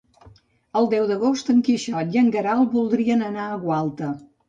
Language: Catalan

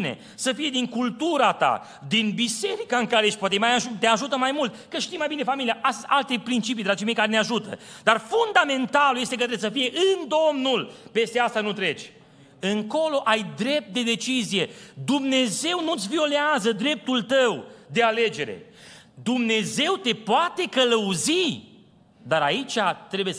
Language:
Romanian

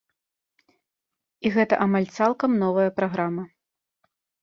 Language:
Belarusian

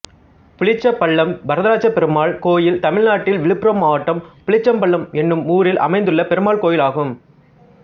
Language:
Tamil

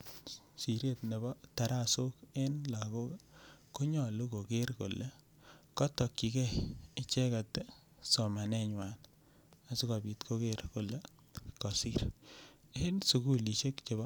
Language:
Kalenjin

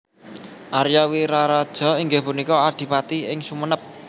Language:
Javanese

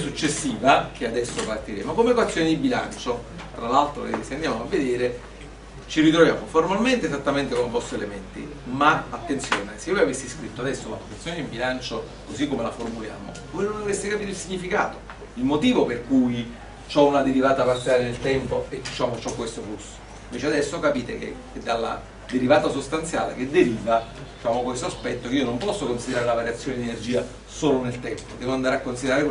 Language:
Italian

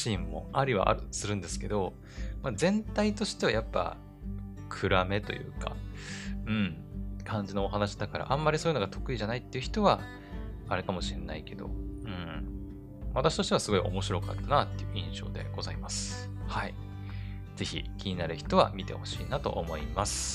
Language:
Japanese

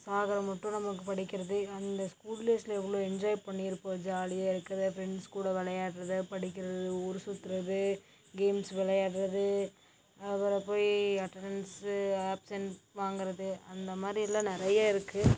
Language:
Tamil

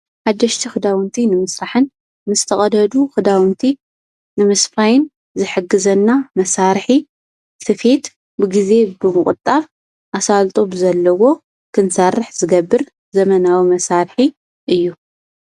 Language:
Tigrinya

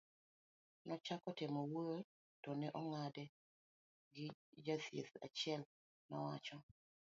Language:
Luo (Kenya and Tanzania)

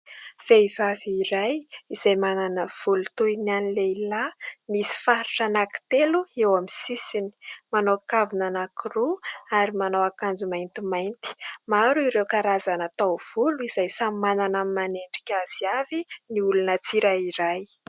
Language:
Malagasy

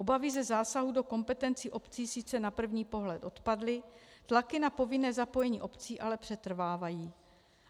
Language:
Czech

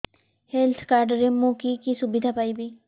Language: Odia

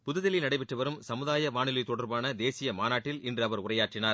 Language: Tamil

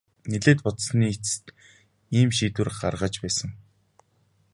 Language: Mongolian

